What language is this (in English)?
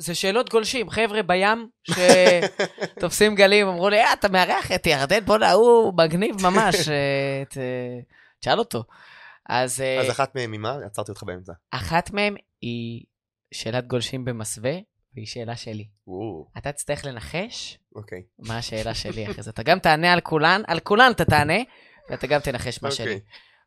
Hebrew